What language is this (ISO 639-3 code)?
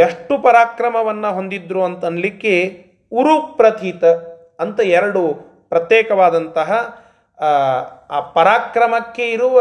kan